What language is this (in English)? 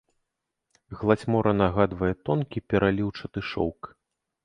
Belarusian